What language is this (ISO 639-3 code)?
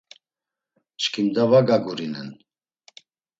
lzz